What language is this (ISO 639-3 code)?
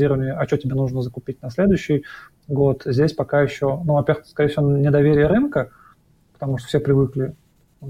rus